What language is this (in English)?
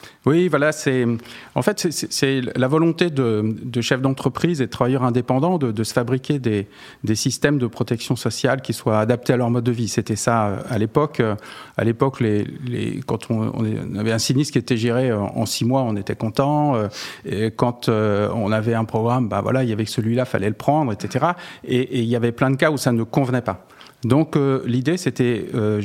French